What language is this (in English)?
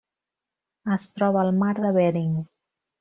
Catalan